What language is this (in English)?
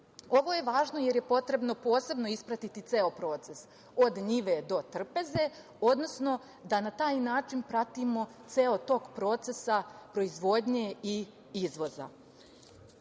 Serbian